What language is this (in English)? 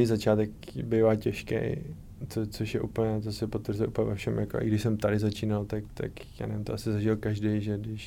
Czech